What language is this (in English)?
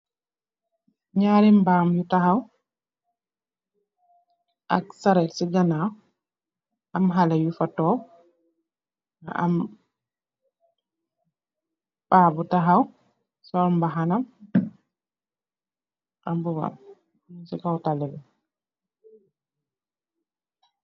Wolof